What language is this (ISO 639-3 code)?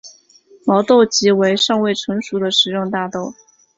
zho